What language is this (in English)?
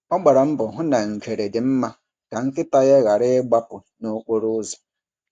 Igbo